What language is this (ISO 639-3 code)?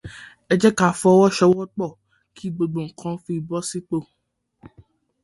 yor